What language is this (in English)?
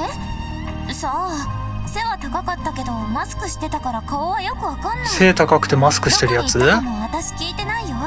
Japanese